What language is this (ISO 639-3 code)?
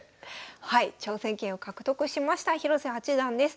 jpn